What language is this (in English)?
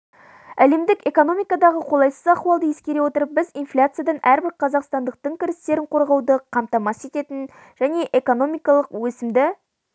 Kazakh